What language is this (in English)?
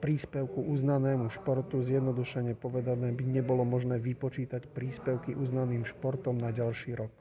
Slovak